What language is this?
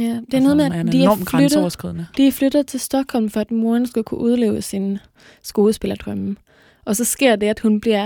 Danish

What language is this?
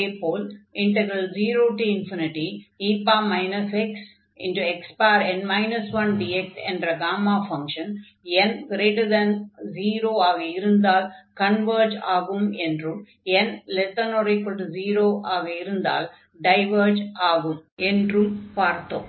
Tamil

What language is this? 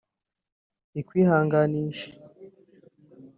Kinyarwanda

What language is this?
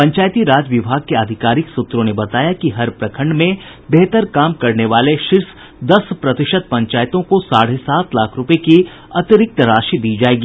Hindi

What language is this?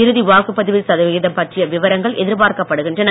Tamil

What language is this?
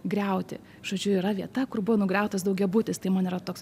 Lithuanian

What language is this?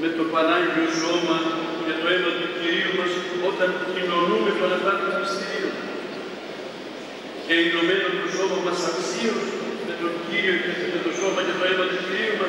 Greek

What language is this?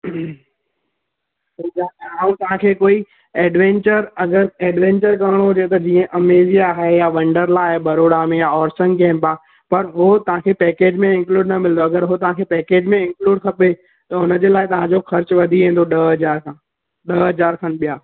Sindhi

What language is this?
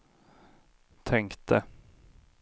Swedish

